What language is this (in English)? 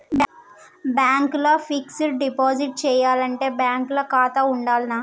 Telugu